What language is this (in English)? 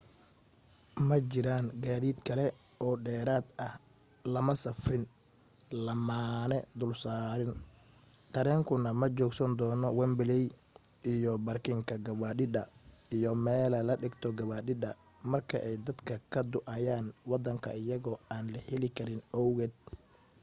Somali